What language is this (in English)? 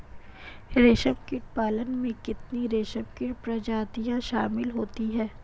Hindi